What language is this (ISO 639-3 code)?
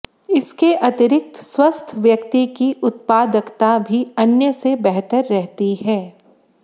hin